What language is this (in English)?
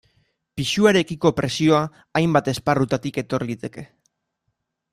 Basque